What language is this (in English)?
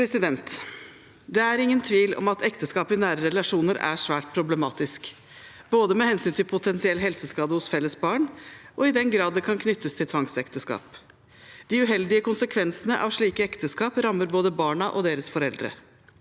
Norwegian